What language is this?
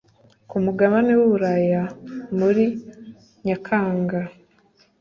Kinyarwanda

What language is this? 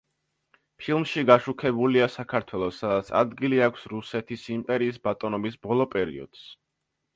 Georgian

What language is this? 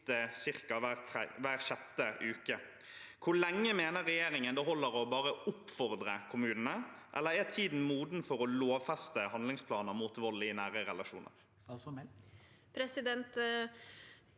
Norwegian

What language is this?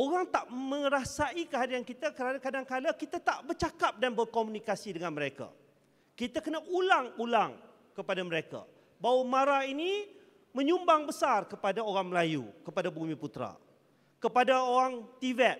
Malay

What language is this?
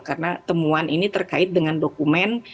Indonesian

